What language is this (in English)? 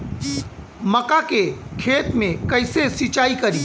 Bhojpuri